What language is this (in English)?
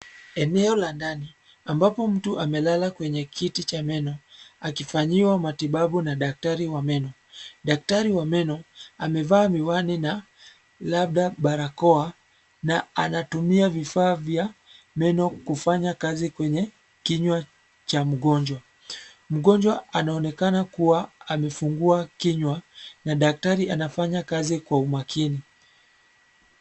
Swahili